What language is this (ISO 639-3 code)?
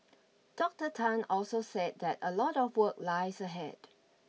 eng